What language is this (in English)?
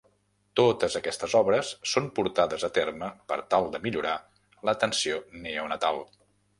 Catalan